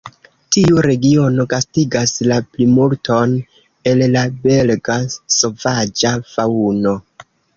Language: Esperanto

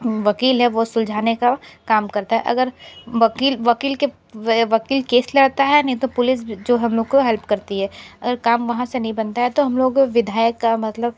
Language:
Hindi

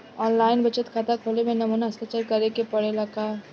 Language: Bhojpuri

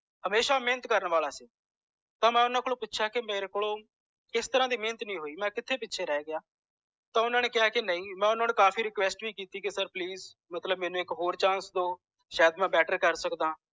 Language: Punjabi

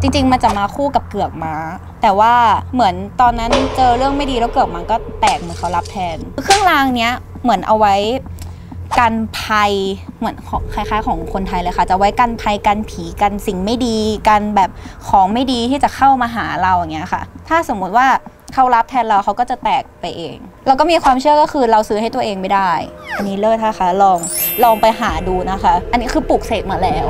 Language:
Thai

